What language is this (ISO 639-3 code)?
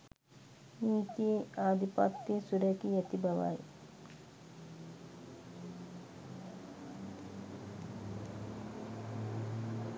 sin